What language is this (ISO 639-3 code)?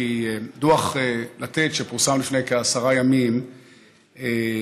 heb